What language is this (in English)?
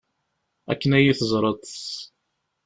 Kabyle